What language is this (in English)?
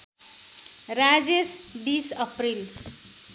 Nepali